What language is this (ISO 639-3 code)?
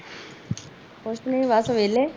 pan